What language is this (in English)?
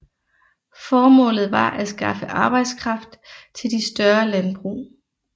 Danish